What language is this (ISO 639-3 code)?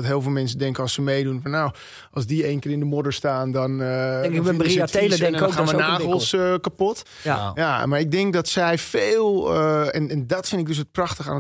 nld